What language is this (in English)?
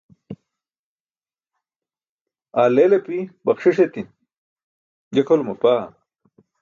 Burushaski